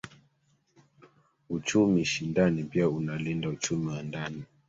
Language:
Swahili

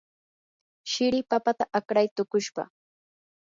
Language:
Yanahuanca Pasco Quechua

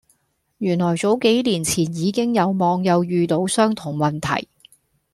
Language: Cantonese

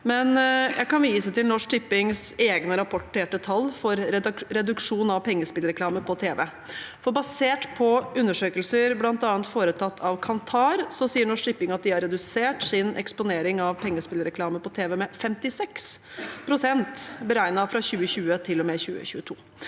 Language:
Norwegian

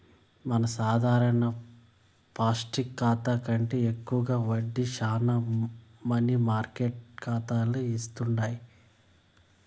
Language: Telugu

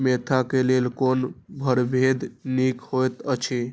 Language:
Maithili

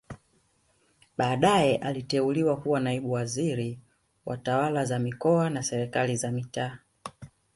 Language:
Swahili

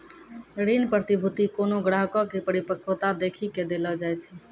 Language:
Maithili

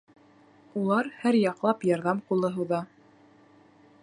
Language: Bashkir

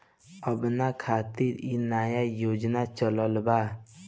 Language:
Bhojpuri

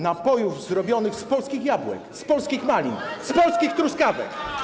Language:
Polish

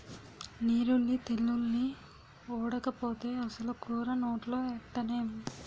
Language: Telugu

